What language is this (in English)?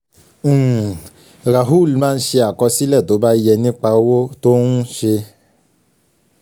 Yoruba